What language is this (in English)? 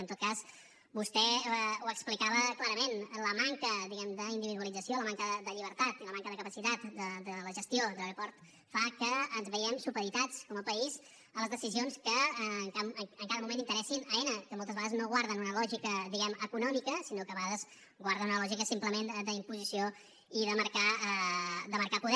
Catalan